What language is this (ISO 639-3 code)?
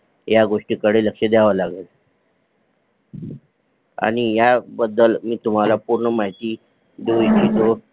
mar